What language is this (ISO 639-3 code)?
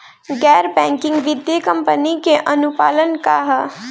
bho